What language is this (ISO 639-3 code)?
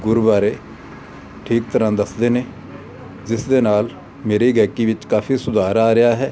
pan